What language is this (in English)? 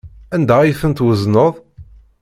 Kabyle